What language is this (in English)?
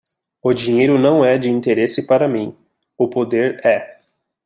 Portuguese